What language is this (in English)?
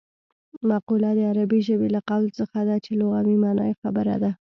Pashto